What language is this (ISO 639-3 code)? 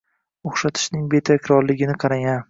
uzb